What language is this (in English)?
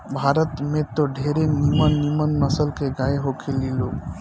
Bhojpuri